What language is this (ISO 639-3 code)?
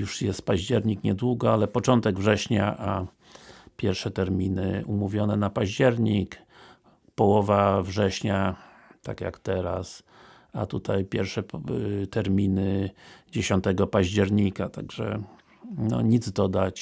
pol